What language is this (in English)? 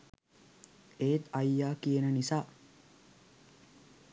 Sinhala